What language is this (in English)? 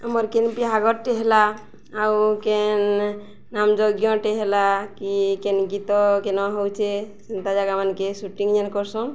Odia